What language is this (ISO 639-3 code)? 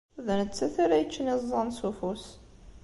kab